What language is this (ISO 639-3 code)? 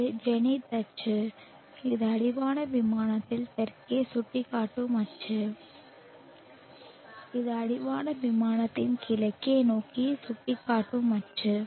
tam